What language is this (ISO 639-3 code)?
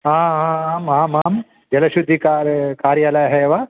san